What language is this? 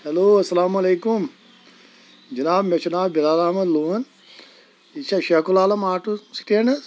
Kashmiri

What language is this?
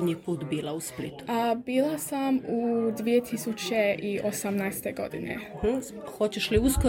Croatian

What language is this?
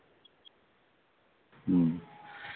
Santali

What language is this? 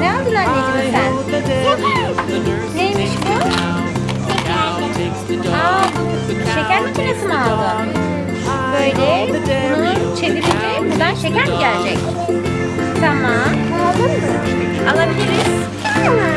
Turkish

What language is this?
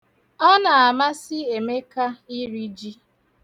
Igbo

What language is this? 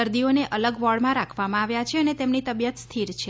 Gujarati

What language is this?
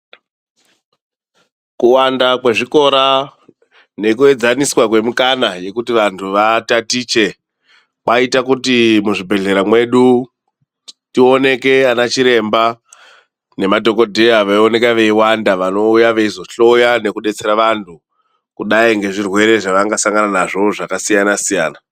Ndau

